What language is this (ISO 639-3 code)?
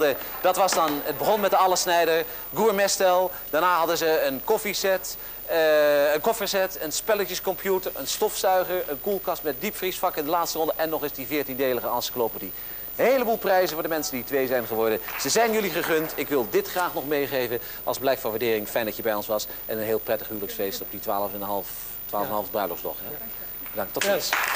nld